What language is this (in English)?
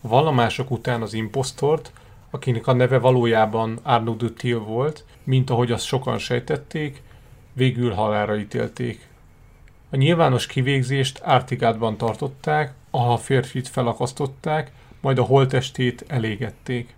Hungarian